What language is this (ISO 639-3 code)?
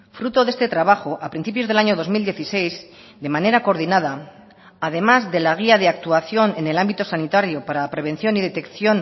spa